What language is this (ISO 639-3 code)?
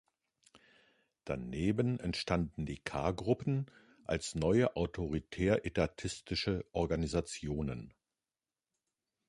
deu